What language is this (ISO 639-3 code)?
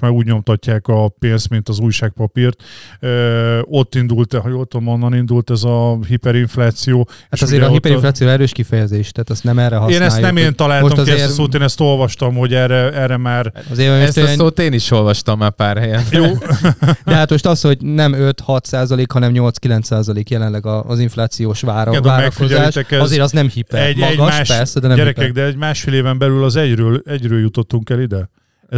hun